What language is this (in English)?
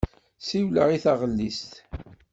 Kabyle